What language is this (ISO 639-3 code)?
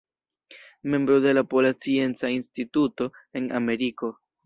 epo